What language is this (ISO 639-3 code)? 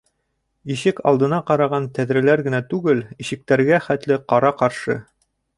bak